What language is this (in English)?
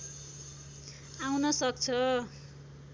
Nepali